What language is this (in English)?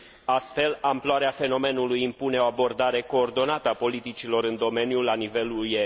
Romanian